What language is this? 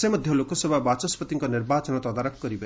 Odia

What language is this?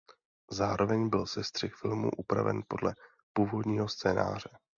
Czech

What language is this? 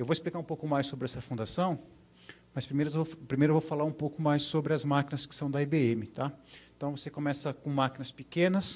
Portuguese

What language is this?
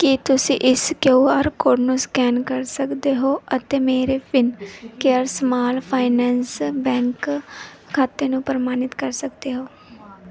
Punjabi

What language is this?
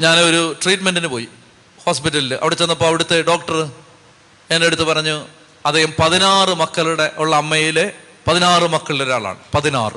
Malayalam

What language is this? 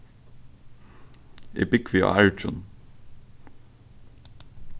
Faroese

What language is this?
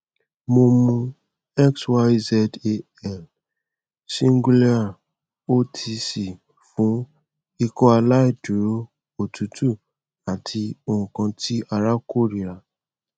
Yoruba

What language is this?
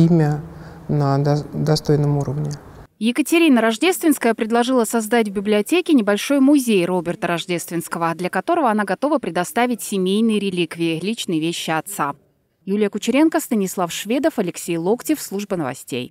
Russian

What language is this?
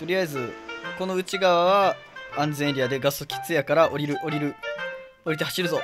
Japanese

